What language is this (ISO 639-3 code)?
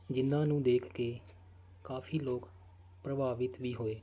pan